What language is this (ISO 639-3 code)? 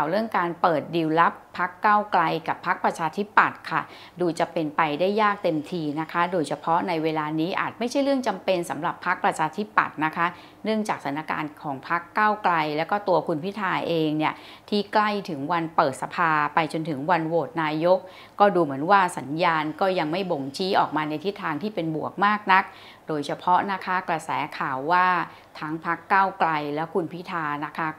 tha